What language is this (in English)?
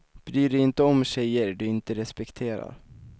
Swedish